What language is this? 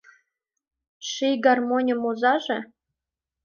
Mari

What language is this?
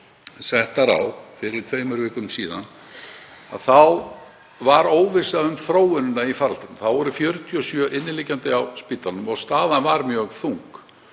Icelandic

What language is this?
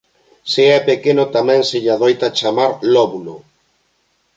Galician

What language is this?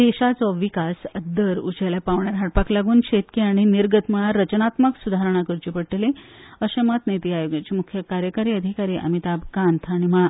Konkani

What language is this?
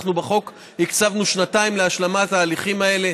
Hebrew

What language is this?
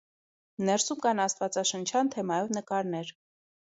Armenian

